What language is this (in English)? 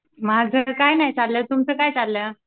Marathi